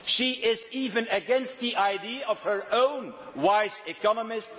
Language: English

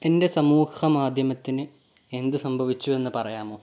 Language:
Malayalam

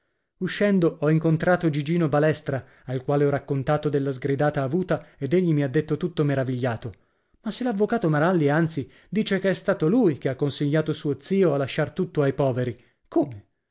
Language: Italian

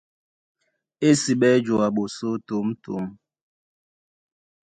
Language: Duala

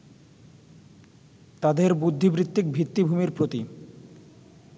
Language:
Bangla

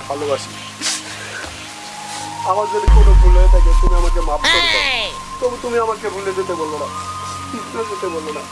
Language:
Bangla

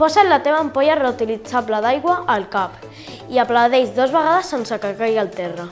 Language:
Catalan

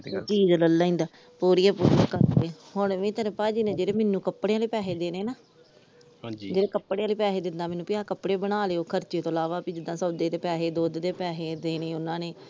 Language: Punjabi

